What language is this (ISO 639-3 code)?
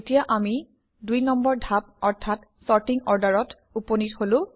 asm